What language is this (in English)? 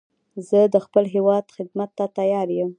Pashto